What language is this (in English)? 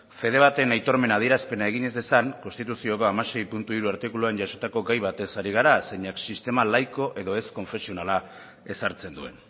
Basque